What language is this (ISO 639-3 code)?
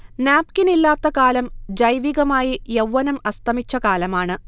mal